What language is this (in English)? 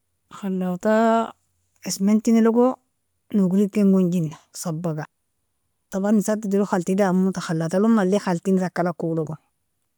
Nobiin